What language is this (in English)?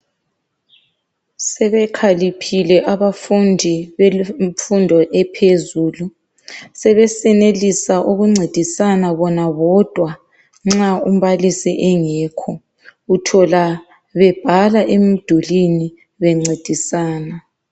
North Ndebele